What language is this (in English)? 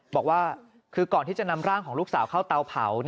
Thai